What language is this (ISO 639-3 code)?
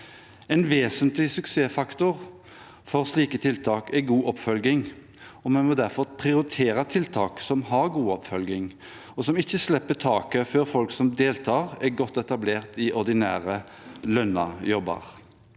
nor